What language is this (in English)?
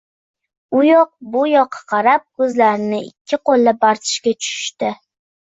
Uzbek